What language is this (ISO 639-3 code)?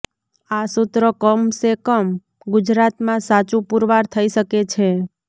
guj